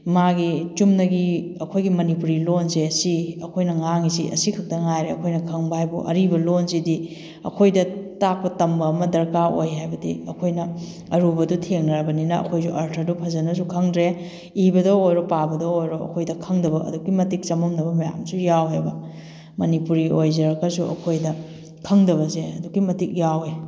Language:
Manipuri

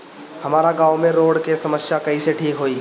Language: Bhojpuri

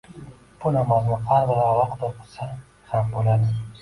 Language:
Uzbek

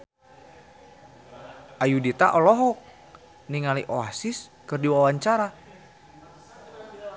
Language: Sundanese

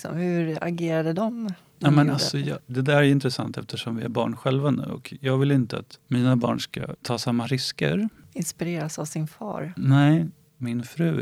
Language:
Swedish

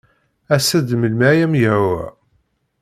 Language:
Kabyle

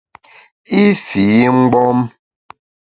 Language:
Bamun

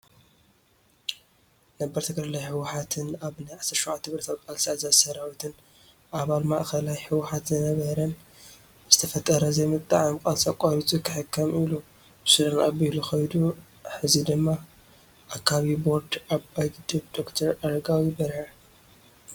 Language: Tigrinya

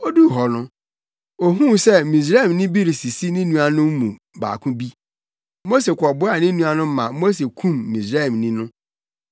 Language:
Akan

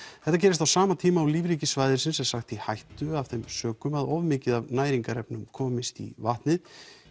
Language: Icelandic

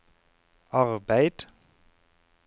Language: Norwegian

